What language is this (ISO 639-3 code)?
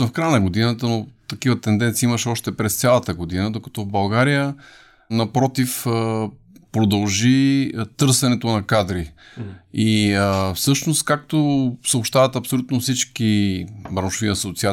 bul